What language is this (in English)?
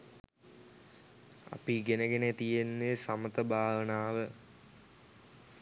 Sinhala